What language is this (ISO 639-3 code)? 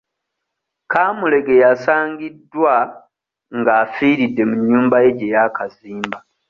lug